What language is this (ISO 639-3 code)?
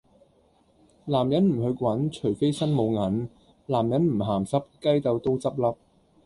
yue